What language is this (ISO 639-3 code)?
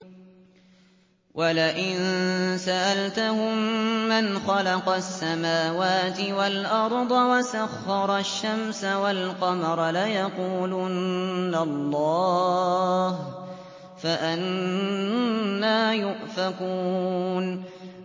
ara